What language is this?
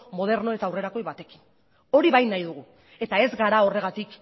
Basque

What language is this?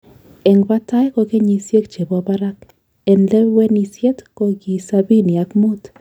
Kalenjin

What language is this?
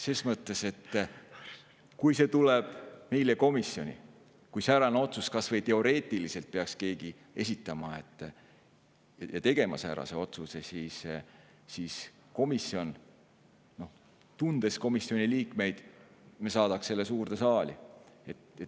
Estonian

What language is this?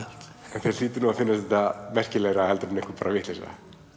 Icelandic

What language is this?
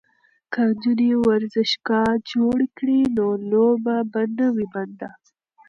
Pashto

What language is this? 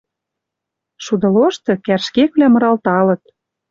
Western Mari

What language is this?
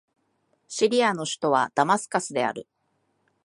Japanese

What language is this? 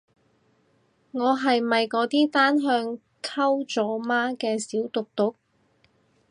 Cantonese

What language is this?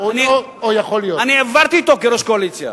Hebrew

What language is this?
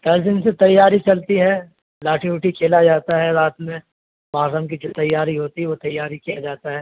Urdu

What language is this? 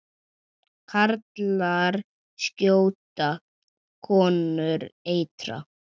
Icelandic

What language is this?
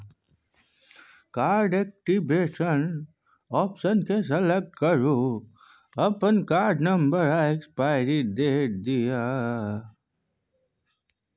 Maithili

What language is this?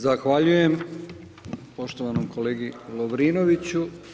Croatian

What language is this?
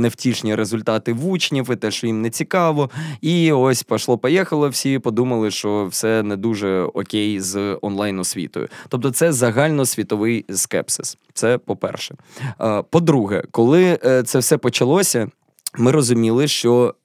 Ukrainian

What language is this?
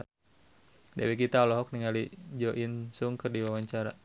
Sundanese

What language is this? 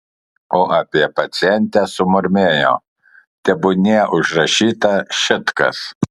Lithuanian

